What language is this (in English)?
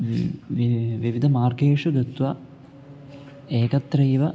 Sanskrit